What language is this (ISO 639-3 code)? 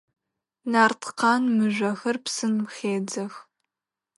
ady